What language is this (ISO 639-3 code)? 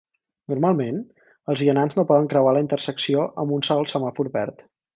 cat